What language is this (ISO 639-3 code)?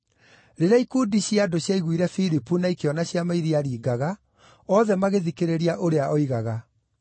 kik